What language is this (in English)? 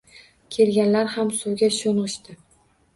Uzbek